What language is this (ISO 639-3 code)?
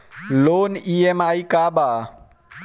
bho